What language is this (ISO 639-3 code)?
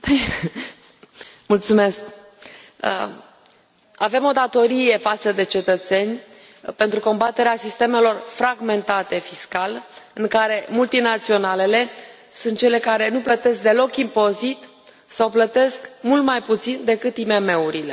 ron